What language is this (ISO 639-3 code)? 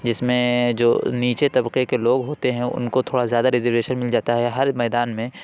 urd